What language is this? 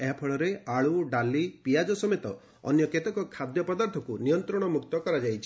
Odia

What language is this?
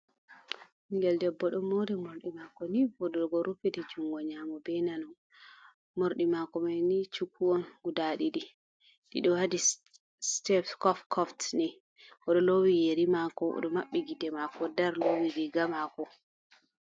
Fula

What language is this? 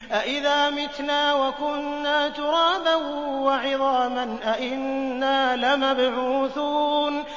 Arabic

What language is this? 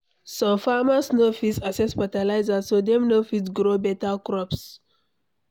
Nigerian Pidgin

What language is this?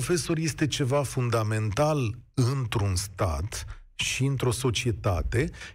Romanian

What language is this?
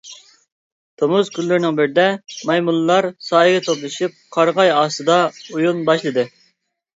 Uyghur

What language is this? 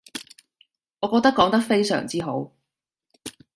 Cantonese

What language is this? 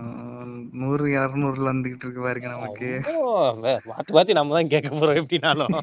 Tamil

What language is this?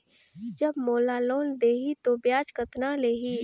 Chhattisgarhi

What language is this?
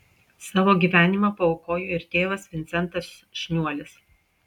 Lithuanian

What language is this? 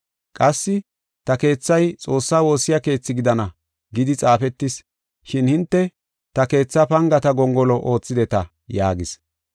Gofa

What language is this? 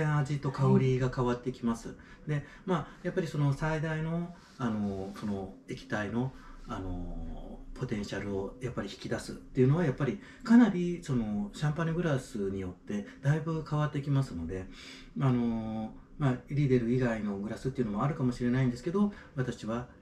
Japanese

